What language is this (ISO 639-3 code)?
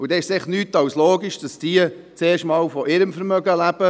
gsw